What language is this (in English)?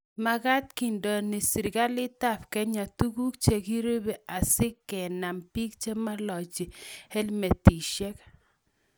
Kalenjin